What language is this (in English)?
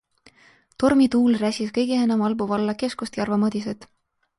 Estonian